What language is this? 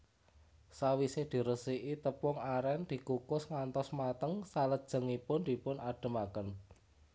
Javanese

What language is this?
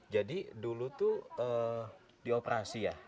Indonesian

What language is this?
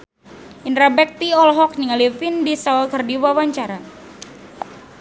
Sundanese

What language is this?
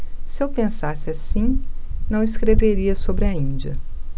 Portuguese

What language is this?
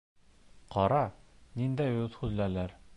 Bashkir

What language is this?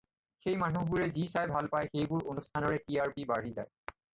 Assamese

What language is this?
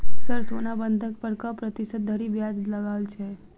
Maithili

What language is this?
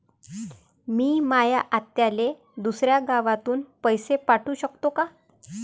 Marathi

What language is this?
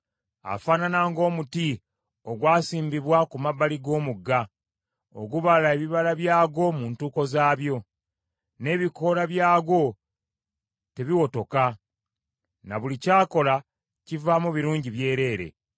Ganda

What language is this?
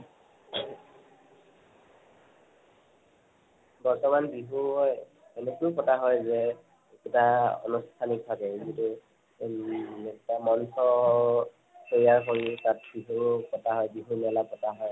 Assamese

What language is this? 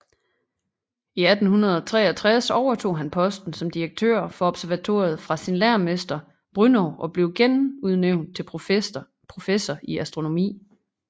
Danish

